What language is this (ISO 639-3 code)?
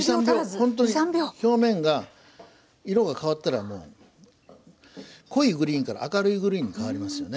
jpn